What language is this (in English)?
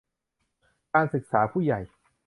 Thai